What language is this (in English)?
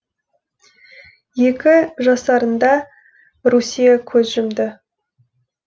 Kazakh